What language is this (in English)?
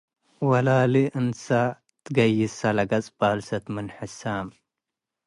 Tigre